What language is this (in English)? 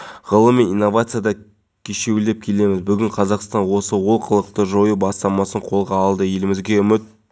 Kazakh